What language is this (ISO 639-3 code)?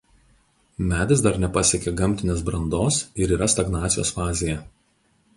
lit